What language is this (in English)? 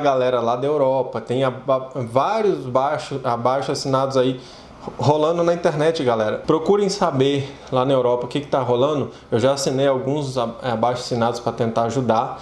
Portuguese